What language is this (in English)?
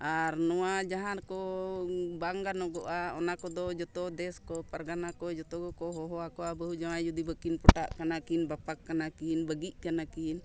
Santali